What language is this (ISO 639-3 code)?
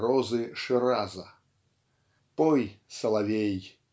rus